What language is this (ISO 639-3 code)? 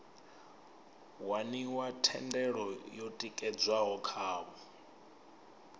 ven